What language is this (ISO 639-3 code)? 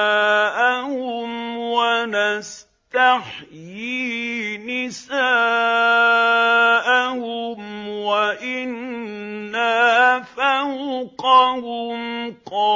ara